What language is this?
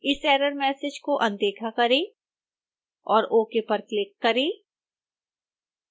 Hindi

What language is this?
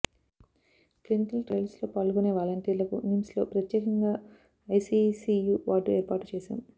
Telugu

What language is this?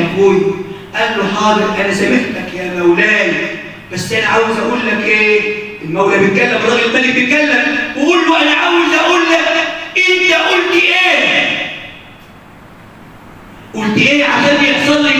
Arabic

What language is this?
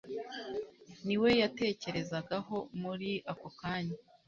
Kinyarwanda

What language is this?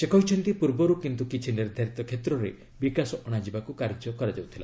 Odia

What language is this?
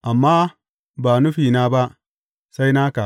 Hausa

